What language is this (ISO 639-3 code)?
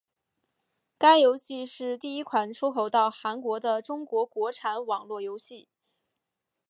zho